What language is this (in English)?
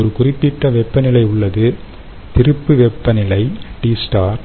Tamil